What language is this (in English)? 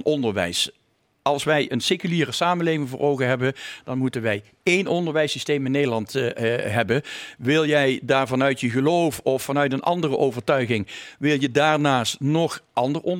Dutch